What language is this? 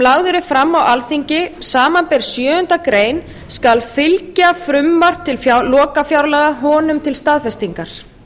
Icelandic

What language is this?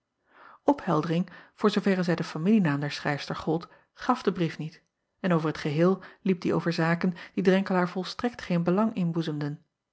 Dutch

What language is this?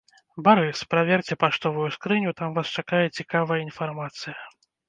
Belarusian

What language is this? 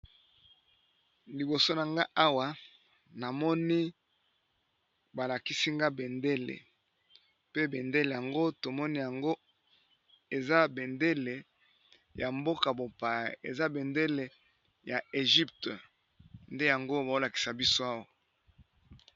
Lingala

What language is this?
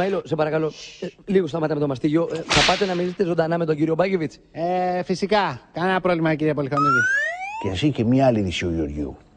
Greek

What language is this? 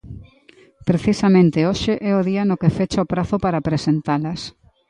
Galician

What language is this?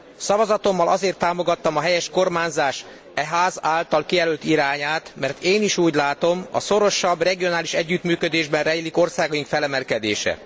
Hungarian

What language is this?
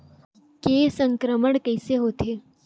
Chhattisgarhi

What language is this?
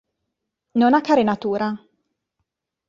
Italian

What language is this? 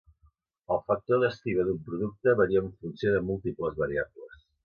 Catalan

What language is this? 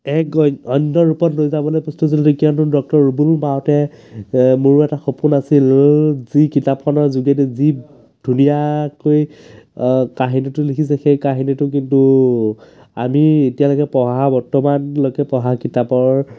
Assamese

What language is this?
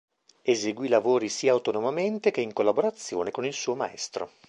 Italian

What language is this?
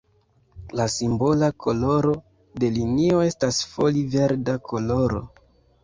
Esperanto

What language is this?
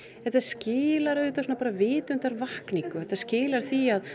Icelandic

